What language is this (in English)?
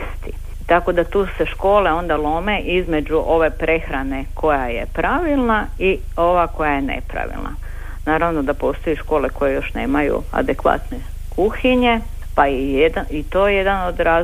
Croatian